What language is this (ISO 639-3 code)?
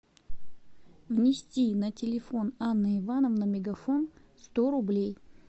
rus